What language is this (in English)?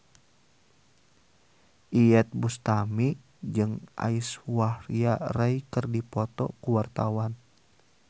Sundanese